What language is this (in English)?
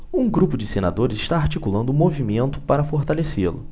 Portuguese